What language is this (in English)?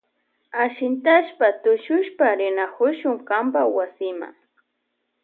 Loja Highland Quichua